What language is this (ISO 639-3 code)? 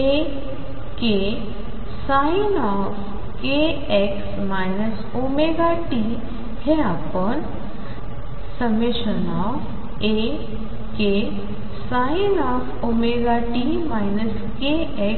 mar